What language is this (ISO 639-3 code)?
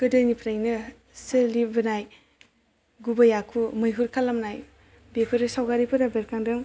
brx